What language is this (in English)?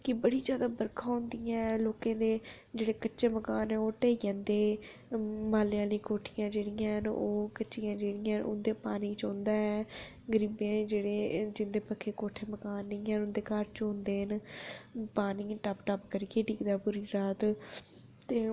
Dogri